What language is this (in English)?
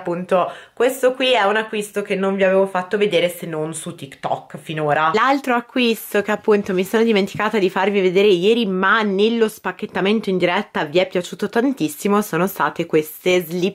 Italian